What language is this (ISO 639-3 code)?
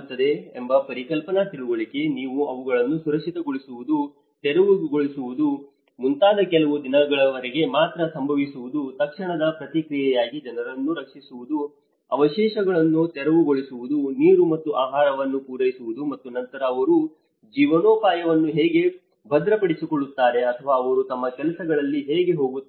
kan